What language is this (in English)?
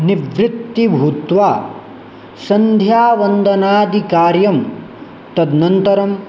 Sanskrit